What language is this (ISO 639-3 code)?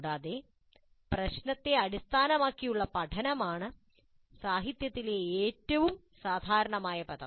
mal